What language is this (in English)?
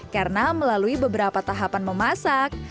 Indonesian